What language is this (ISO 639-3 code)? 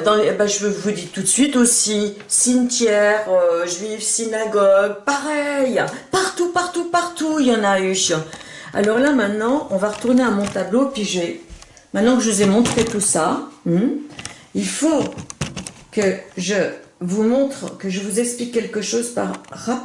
fra